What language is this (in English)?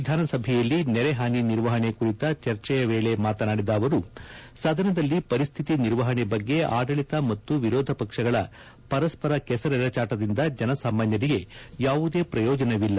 Kannada